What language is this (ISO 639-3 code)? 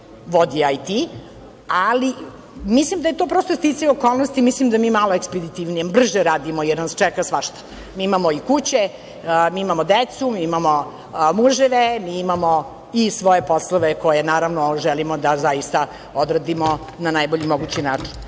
srp